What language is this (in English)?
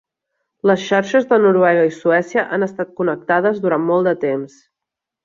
Catalan